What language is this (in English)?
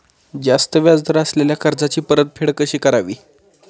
Marathi